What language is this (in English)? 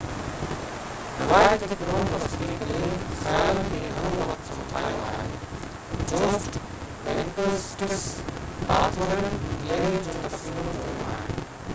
Sindhi